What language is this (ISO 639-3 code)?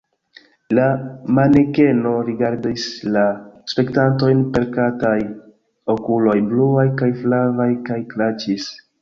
epo